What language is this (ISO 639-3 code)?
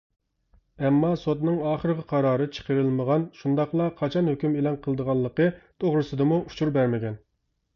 uig